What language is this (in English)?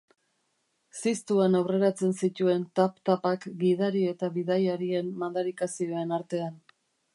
Basque